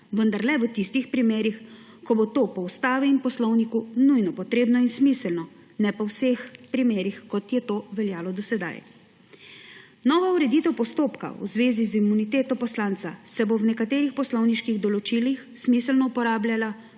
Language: Slovenian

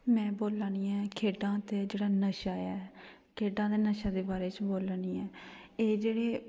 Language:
Dogri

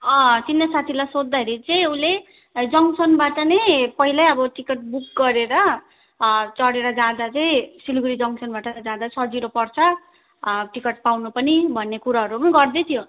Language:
Nepali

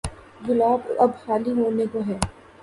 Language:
Urdu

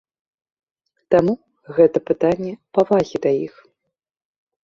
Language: Belarusian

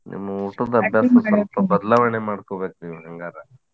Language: Kannada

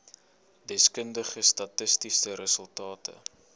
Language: Afrikaans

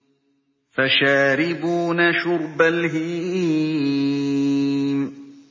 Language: Arabic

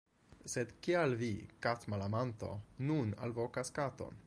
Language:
Esperanto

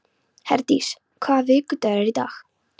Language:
Icelandic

